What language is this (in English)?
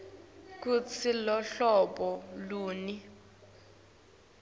Swati